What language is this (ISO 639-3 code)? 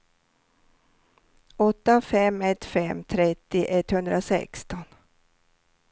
swe